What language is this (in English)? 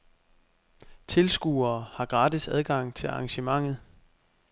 Danish